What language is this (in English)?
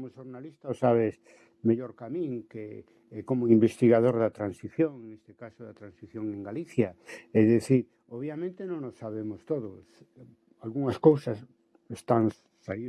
Spanish